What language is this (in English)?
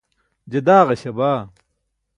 Burushaski